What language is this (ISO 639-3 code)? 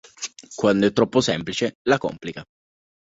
ita